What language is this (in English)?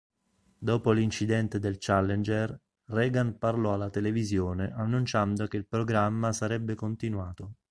Italian